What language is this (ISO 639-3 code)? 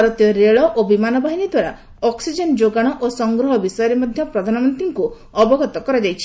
ori